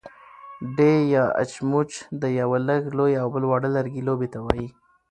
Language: Pashto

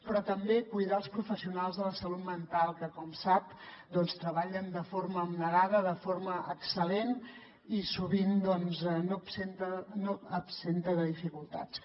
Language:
Catalan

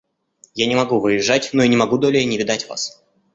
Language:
Russian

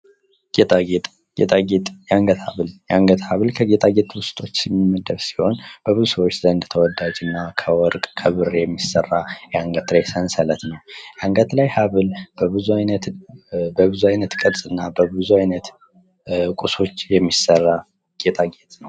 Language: Amharic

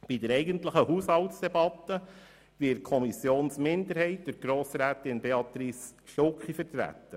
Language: Swiss German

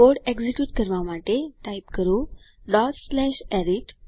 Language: Gujarati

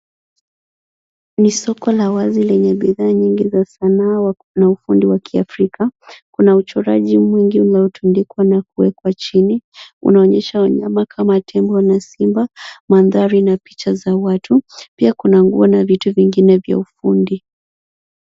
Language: Swahili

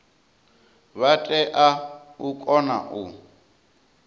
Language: Venda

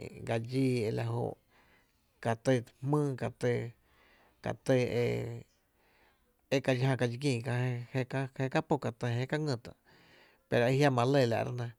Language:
Tepinapa Chinantec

